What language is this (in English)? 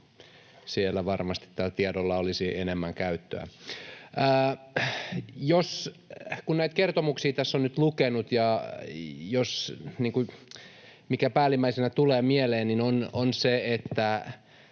Finnish